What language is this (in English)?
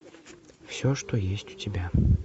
Russian